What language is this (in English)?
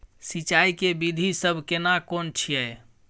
Maithili